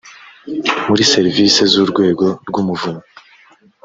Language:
Kinyarwanda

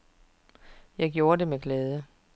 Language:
Danish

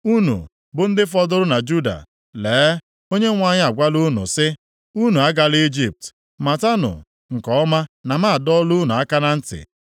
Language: Igbo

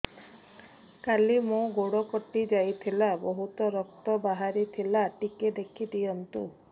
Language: Odia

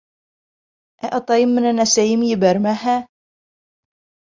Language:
Bashkir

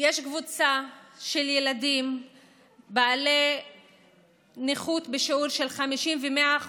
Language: Hebrew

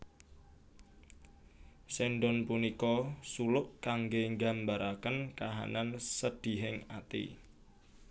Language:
Javanese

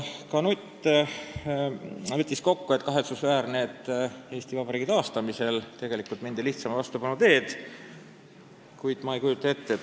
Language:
Estonian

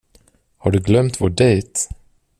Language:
Swedish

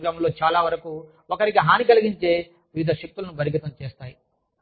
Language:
Telugu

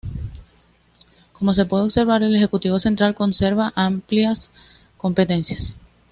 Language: Spanish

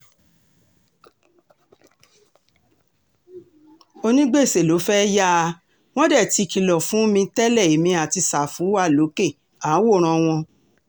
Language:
Yoruba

